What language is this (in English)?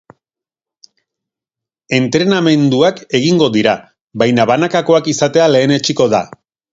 Basque